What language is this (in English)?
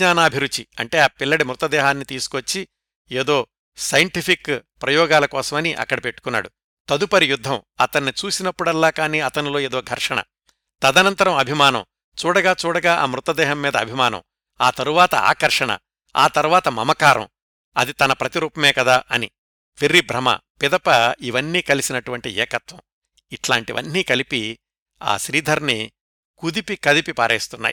Telugu